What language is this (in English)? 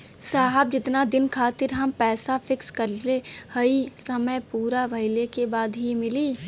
Bhojpuri